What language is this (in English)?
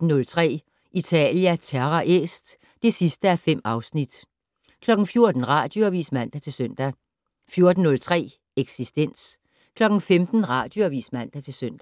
Danish